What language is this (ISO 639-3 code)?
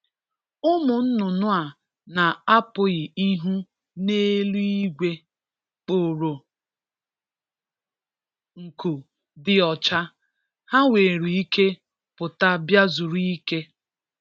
ibo